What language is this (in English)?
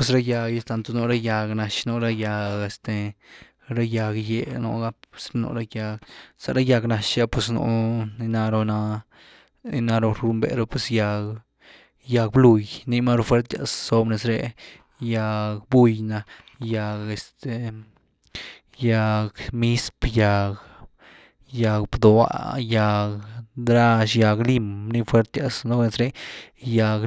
Güilá Zapotec